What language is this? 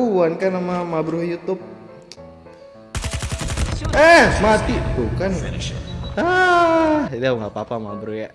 Indonesian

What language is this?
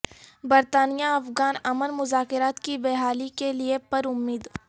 Urdu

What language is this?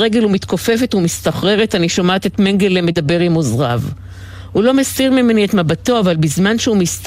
Hebrew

